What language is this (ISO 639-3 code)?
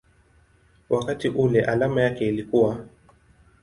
swa